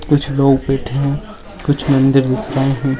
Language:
Magahi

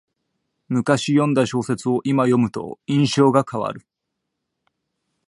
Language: Japanese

